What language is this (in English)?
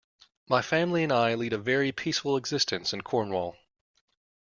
English